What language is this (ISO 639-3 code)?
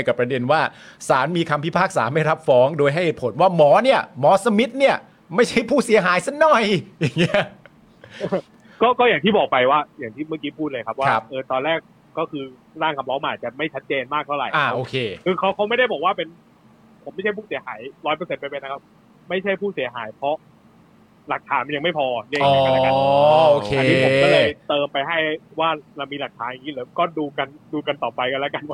tha